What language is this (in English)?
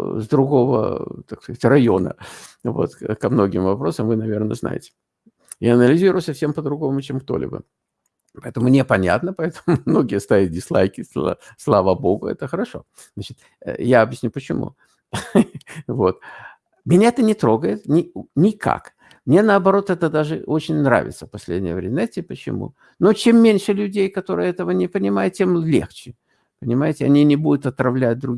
Russian